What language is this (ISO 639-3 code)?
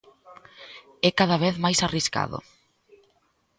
glg